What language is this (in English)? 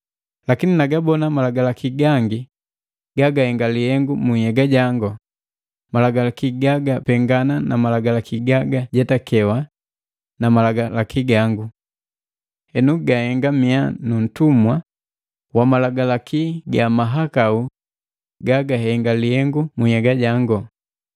Matengo